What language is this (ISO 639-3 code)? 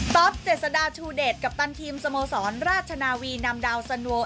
tha